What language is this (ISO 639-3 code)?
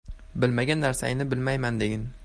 uzb